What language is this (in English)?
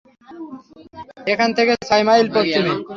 Bangla